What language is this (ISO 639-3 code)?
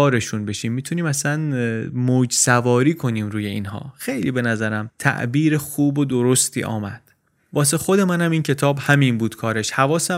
fas